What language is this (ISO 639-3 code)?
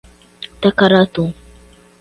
por